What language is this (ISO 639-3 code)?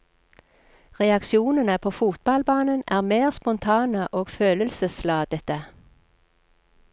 nor